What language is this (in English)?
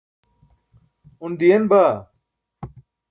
Burushaski